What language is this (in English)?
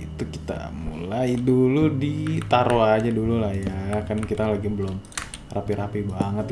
Indonesian